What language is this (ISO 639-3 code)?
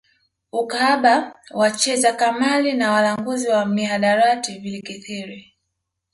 swa